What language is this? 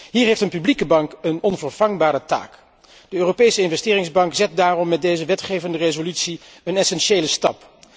Dutch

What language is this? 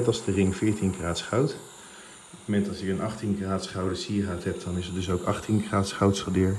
Dutch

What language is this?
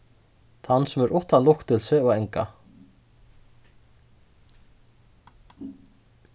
Faroese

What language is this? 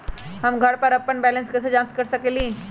Magahi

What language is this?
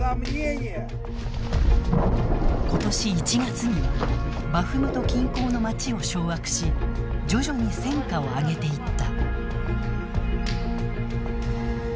Japanese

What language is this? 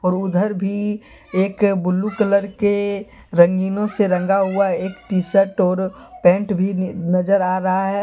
Hindi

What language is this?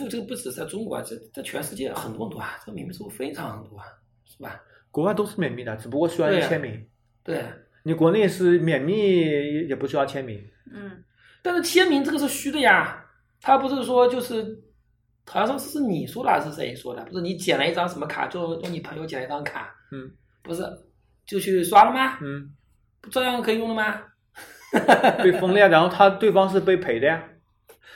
Chinese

